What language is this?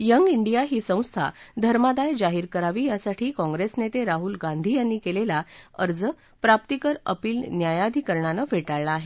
Marathi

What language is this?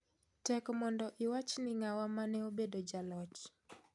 Luo (Kenya and Tanzania)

